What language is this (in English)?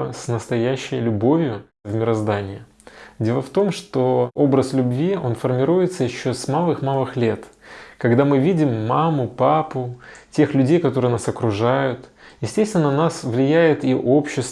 Russian